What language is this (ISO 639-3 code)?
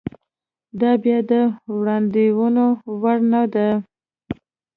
pus